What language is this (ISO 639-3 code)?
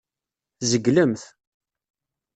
kab